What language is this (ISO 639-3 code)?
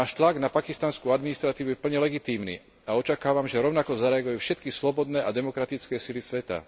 slk